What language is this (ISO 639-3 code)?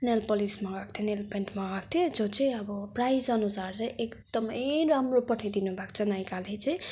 nep